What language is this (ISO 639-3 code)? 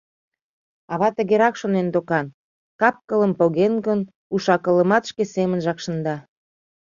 chm